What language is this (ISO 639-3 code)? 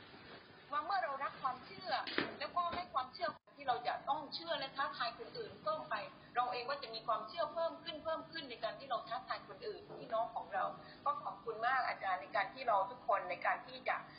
tha